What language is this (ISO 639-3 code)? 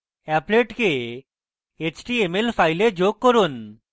ben